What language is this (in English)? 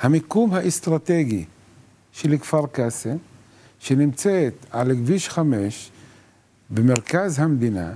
Hebrew